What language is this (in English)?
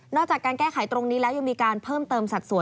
Thai